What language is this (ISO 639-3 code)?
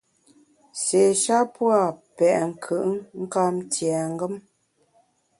bax